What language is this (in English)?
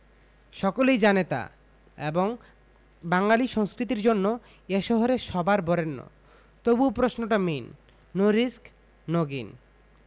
Bangla